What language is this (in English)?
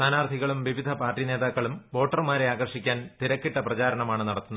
Malayalam